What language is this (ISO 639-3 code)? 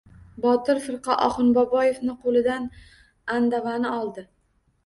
uzb